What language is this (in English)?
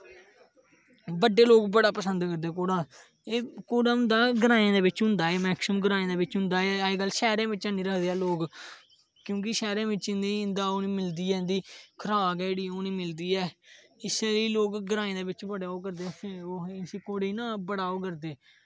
Dogri